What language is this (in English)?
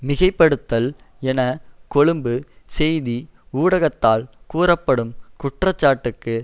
Tamil